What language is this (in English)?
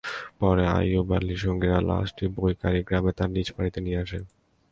Bangla